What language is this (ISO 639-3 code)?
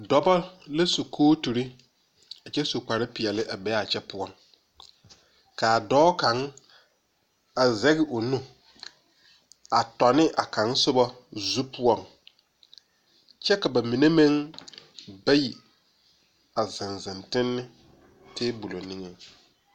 dga